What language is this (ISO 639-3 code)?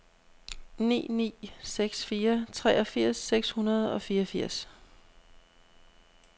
dan